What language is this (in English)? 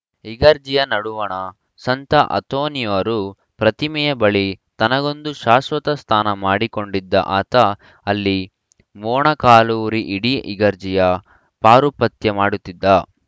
Kannada